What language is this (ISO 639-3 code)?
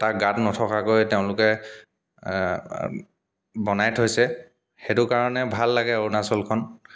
asm